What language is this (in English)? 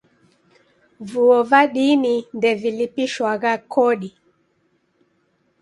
Taita